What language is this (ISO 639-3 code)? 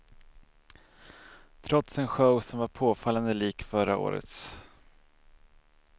swe